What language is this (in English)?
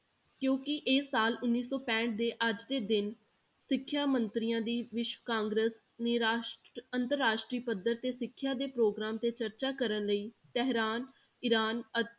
Punjabi